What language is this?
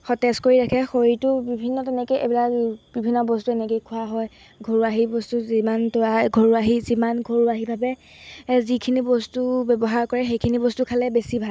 Assamese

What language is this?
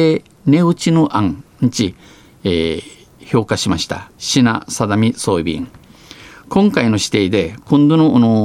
Japanese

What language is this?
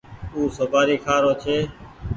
Goaria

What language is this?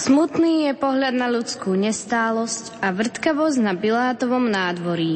Slovak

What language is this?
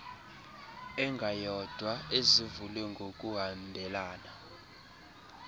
Xhosa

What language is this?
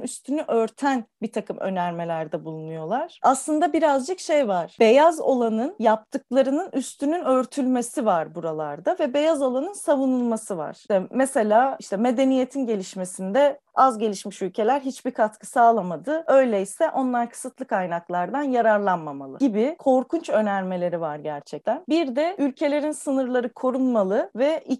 Turkish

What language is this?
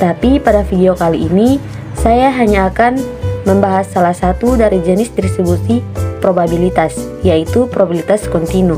Indonesian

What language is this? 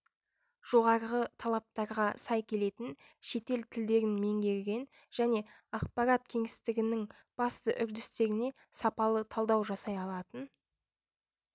Kazakh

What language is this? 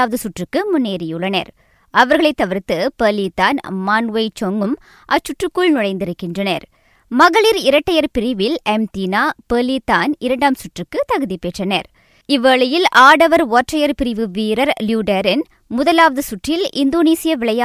Tamil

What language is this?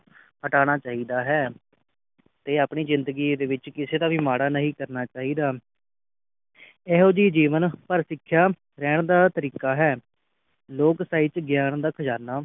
Punjabi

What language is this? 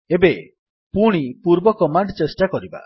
Odia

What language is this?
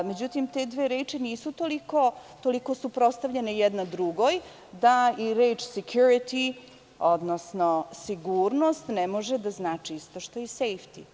Serbian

